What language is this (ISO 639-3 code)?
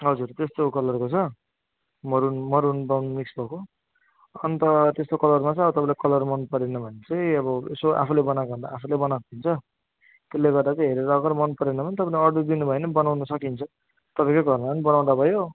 nep